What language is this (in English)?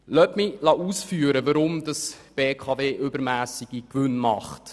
Swiss German